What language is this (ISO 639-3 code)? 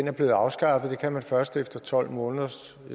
dan